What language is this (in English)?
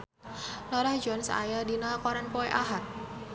Sundanese